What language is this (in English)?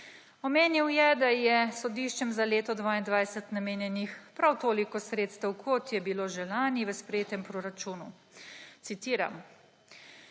Slovenian